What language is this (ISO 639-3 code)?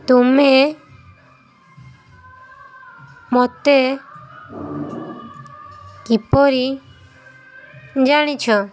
ori